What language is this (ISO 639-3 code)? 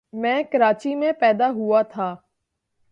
urd